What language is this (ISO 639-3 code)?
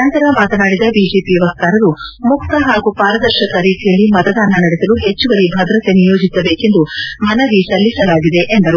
kan